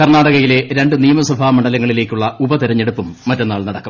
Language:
Malayalam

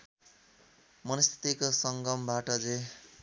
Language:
Nepali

